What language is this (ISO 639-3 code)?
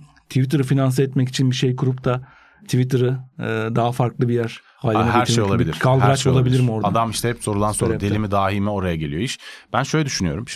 tur